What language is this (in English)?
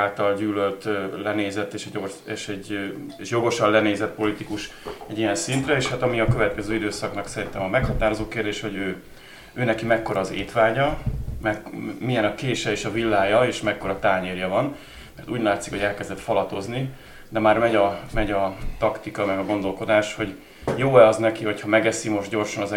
Hungarian